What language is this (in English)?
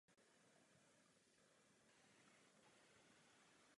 Czech